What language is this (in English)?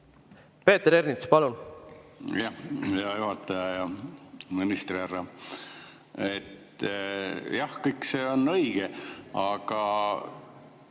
Estonian